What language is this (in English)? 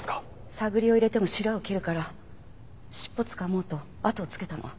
Japanese